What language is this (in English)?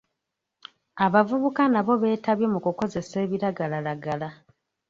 Ganda